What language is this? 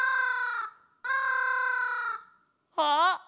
Japanese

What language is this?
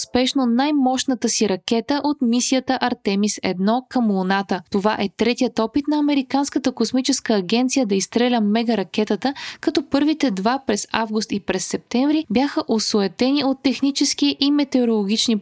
Bulgarian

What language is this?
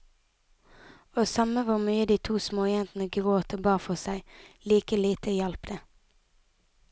Norwegian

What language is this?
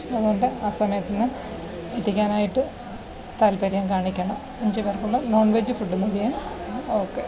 Malayalam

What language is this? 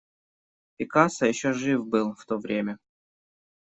Russian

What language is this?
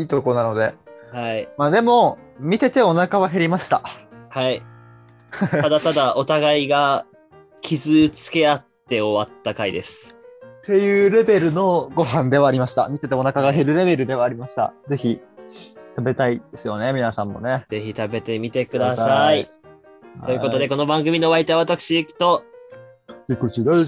Japanese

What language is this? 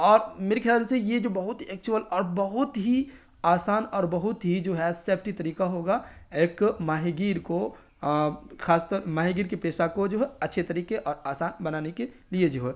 Urdu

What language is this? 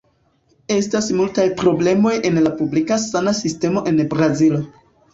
Esperanto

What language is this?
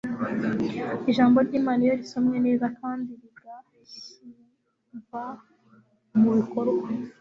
Kinyarwanda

